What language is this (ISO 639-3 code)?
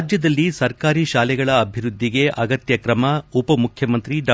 kan